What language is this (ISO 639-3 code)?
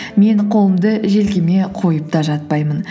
kaz